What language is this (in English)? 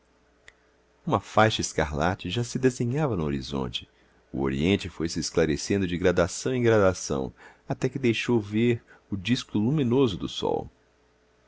Portuguese